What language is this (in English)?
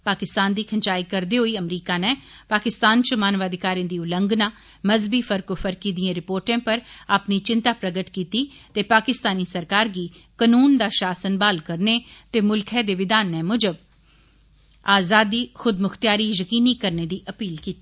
Dogri